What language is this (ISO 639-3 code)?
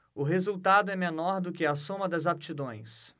por